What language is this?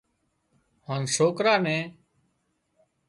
Wadiyara Koli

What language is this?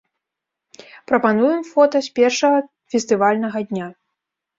Belarusian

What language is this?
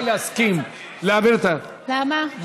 Hebrew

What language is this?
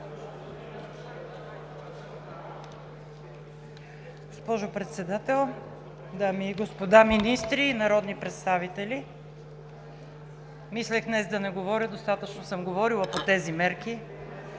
Bulgarian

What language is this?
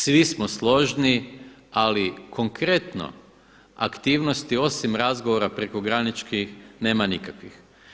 Croatian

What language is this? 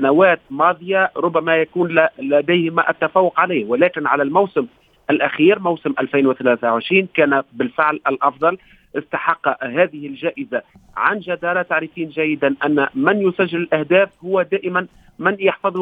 Arabic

